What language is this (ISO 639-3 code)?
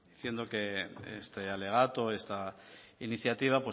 spa